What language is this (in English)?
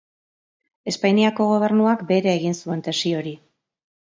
Basque